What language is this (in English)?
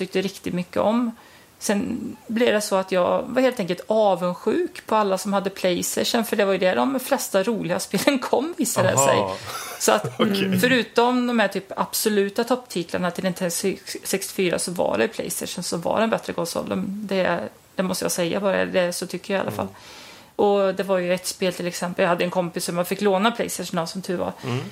Swedish